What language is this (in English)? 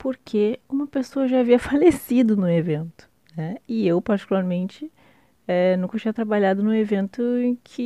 Portuguese